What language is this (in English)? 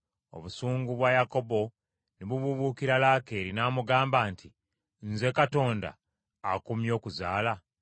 Ganda